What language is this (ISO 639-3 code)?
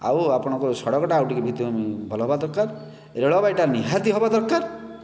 ori